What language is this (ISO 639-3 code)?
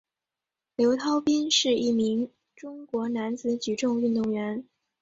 zho